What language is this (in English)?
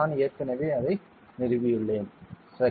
Tamil